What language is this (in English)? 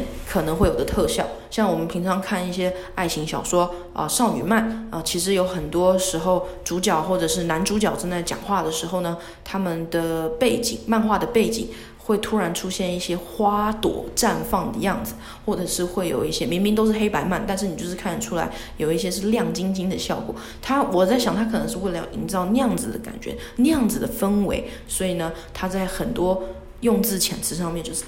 Chinese